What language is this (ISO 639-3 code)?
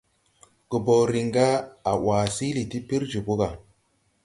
tui